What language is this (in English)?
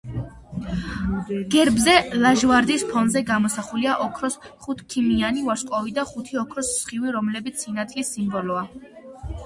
Georgian